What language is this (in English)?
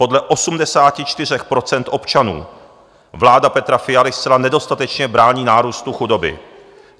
Czech